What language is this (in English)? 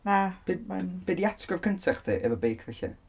Welsh